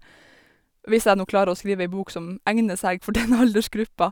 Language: Norwegian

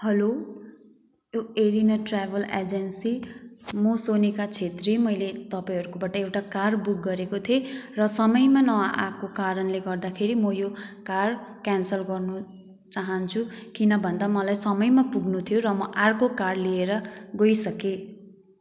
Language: Nepali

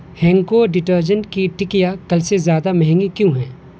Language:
Urdu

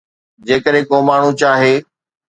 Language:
Sindhi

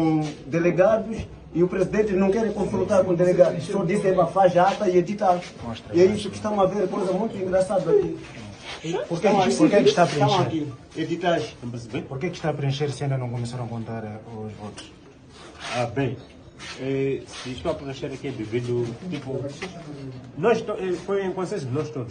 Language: Portuguese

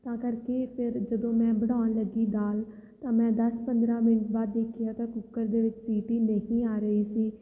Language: Punjabi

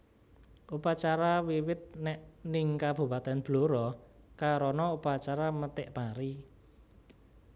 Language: Javanese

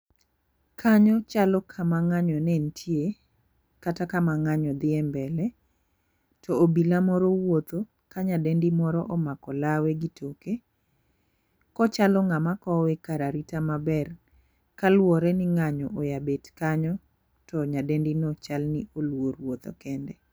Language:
Luo (Kenya and Tanzania)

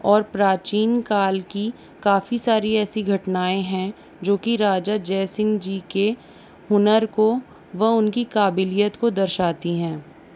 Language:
Hindi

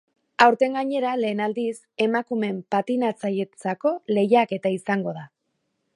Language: Basque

